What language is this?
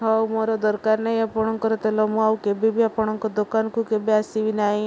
Odia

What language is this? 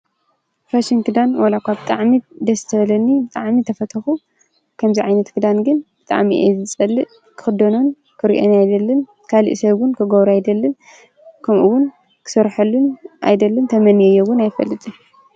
Tigrinya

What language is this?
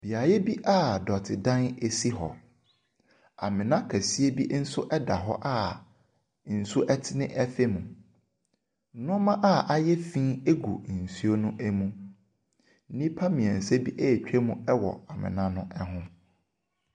Akan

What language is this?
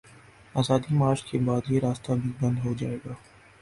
Urdu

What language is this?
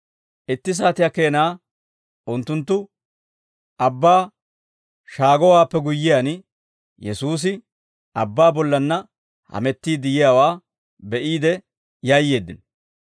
Dawro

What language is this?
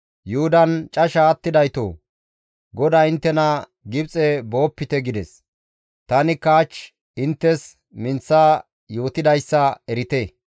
Gamo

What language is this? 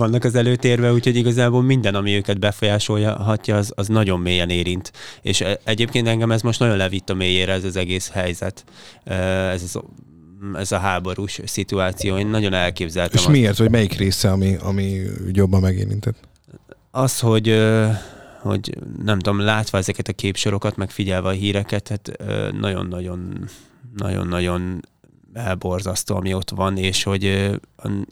Hungarian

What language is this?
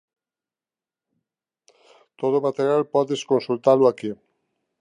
Galician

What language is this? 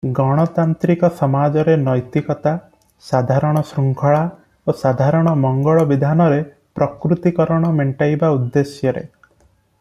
Odia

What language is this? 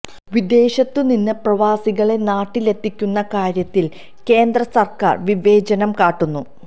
Malayalam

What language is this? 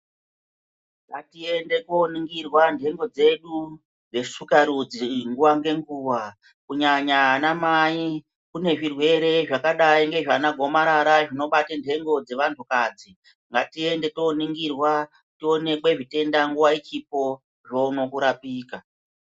Ndau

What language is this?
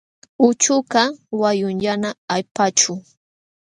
Jauja Wanca Quechua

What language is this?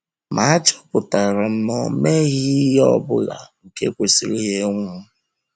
Igbo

